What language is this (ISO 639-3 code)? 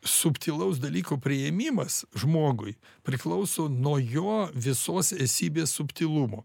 lit